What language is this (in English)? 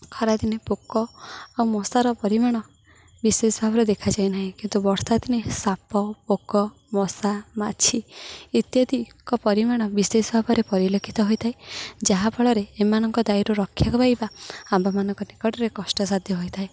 Odia